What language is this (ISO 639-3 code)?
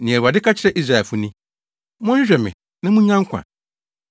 aka